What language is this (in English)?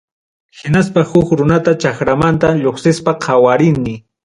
Ayacucho Quechua